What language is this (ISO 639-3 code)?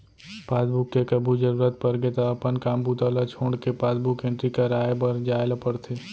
hne